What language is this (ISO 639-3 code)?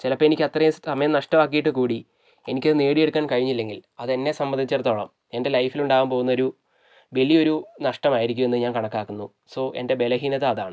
mal